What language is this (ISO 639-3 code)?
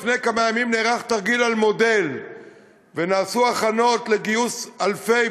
heb